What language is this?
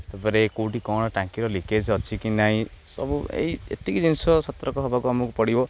Odia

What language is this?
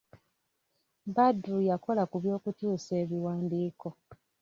Ganda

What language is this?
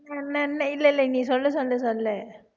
Tamil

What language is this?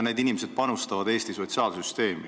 Estonian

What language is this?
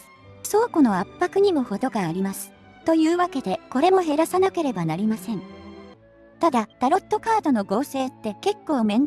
Japanese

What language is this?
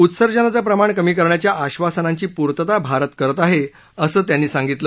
Marathi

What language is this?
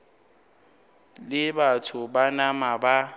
Northern Sotho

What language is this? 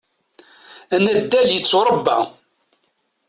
Kabyle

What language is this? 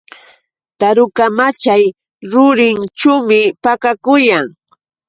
Yauyos Quechua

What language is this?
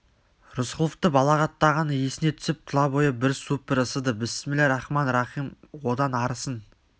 Kazakh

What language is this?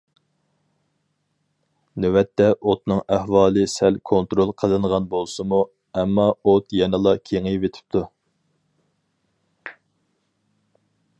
Uyghur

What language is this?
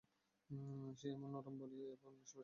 Bangla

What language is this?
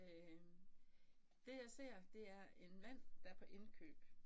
Danish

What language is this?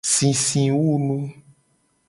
Gen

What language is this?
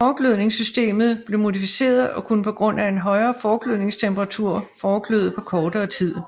Danish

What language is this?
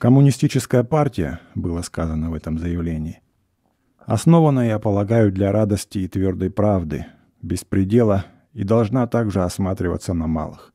Russian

